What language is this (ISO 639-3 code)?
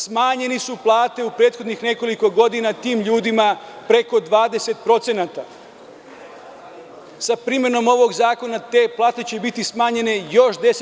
srp